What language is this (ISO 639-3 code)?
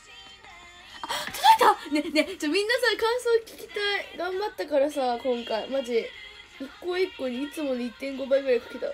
jpn